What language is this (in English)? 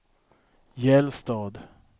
Swedish